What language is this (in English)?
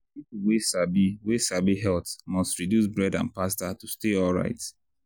Nigerian Pidgin